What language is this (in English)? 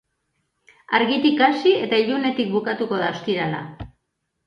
Basque